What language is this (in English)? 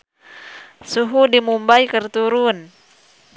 Sundanese